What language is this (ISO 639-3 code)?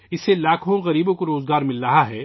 urd